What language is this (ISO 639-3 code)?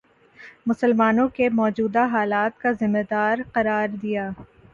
urd